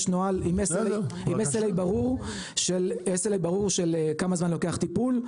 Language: Hebrew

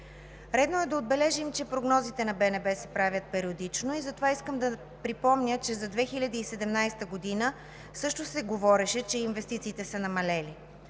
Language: Bulgarian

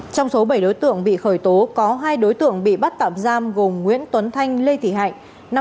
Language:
Vietnamese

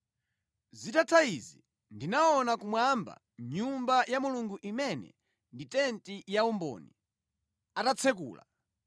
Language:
Nyanja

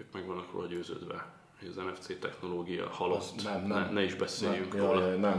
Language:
Hungarian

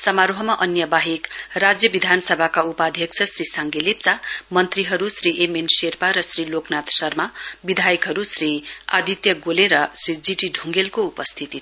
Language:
Nepali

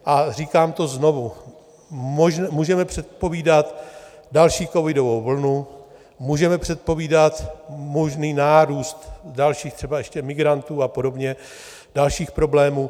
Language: Czech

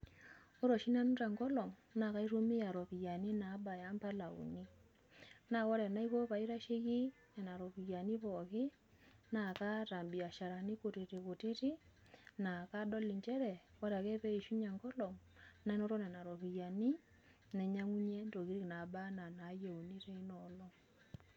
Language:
Masai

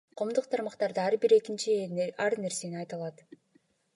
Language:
Kyrgyz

